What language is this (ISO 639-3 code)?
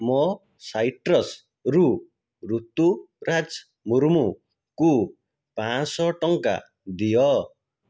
ori